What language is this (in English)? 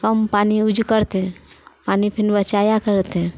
Maithili